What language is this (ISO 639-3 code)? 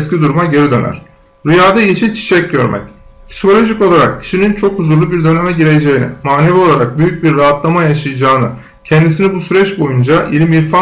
tur